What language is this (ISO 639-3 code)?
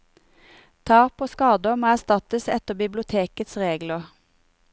nor